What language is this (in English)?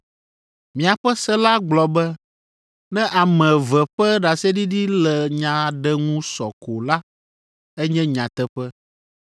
Ewe